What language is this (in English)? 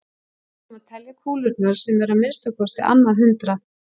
Icelandic